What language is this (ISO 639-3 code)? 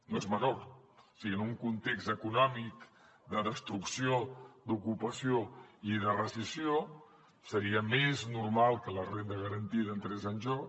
cat